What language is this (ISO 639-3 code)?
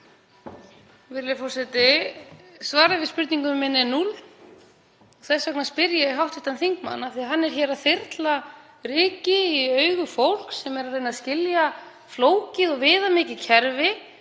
isl